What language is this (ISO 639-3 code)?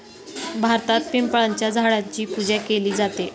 mar